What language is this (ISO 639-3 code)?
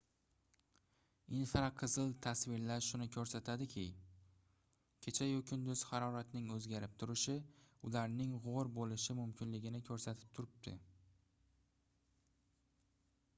uzb